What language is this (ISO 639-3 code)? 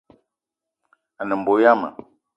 eto